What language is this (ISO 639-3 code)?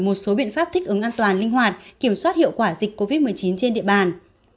vie